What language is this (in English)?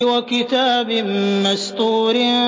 Arabic